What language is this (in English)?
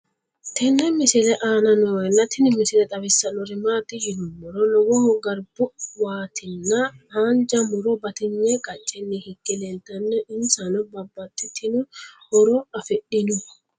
Sidamo